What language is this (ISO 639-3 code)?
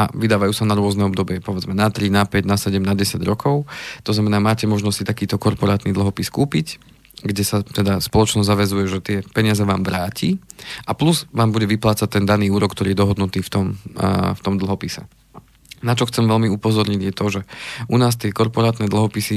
slk